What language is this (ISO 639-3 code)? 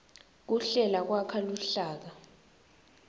ssw